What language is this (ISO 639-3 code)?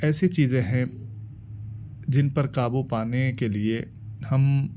urd